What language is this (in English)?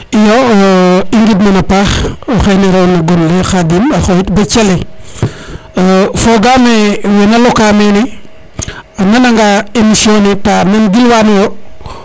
Serer